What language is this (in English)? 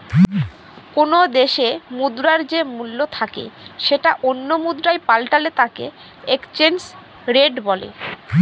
Bangla